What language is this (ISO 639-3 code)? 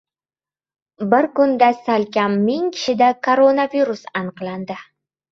uzb